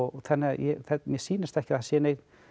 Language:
Icelandic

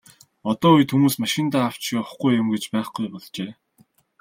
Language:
Mongolian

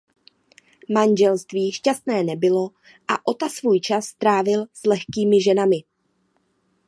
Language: Czech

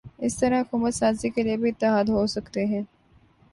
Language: Urdu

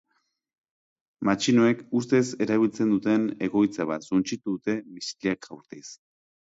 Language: Basque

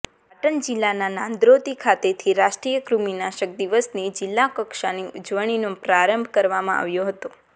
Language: Gujarati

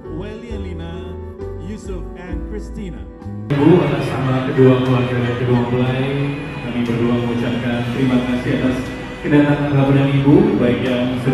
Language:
Indonesian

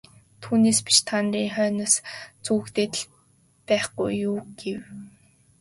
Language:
Mongolian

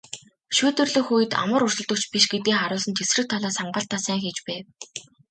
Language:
Mongolian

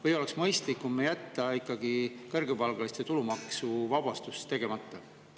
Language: Estonian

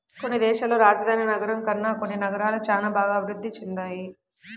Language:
Telugu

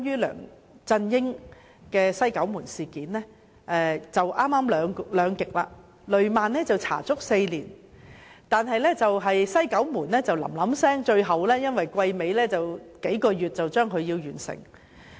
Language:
Cantonese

